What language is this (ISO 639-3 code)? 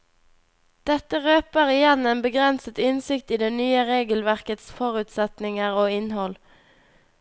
nor